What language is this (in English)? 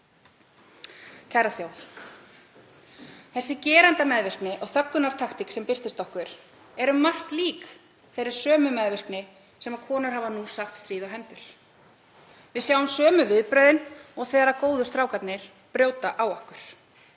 Icelandic